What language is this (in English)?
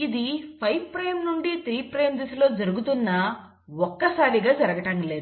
Telugu